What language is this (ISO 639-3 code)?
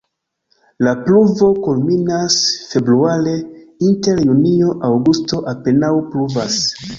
epo